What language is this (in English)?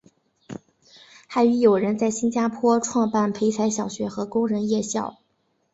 Chinese